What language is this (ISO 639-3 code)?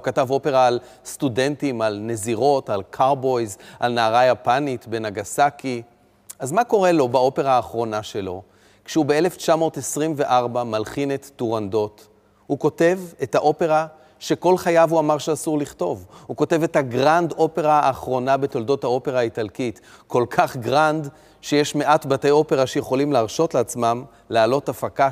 heb